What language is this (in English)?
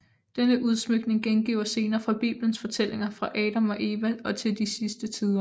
Danish